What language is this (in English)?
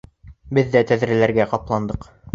Bashkir